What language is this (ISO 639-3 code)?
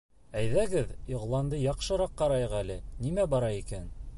bak